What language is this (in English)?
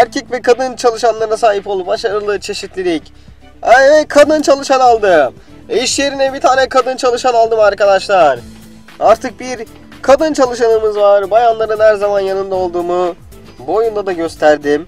Turkish